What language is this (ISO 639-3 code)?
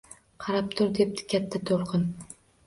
uzb